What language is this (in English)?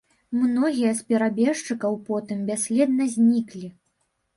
Belarusian